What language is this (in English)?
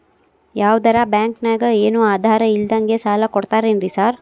Kannada